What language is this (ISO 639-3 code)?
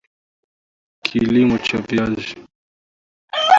swa